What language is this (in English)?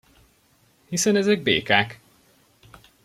Hungarian